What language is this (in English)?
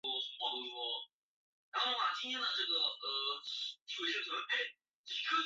Chinese